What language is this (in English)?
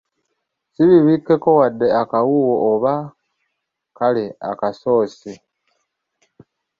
Ganda